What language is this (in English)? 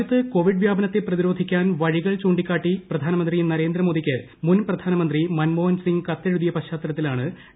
Malayalam